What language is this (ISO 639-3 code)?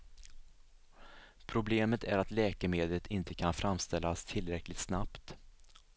swe